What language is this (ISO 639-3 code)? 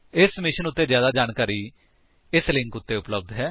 pan